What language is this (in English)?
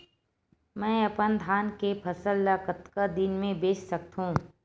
Chhattisgarhi